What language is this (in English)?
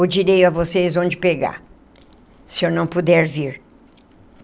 Portuguese